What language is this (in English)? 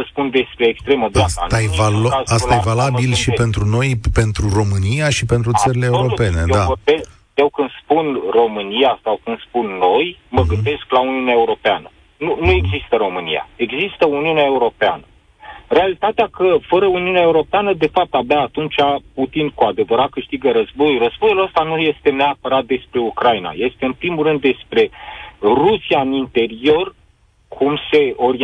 Romanian